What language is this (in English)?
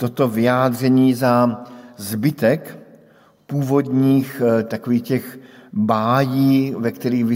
Czech